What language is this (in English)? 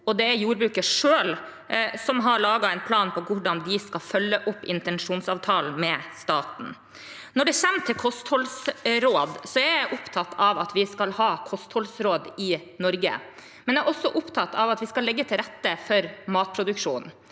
Norwegian